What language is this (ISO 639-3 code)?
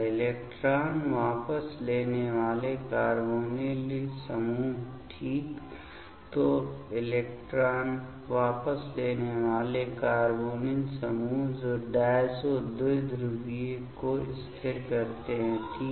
hin